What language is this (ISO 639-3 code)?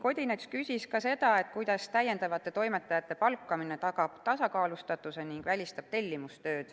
est